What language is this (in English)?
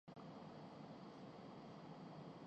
Urdu